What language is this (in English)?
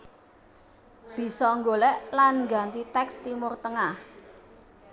Javanese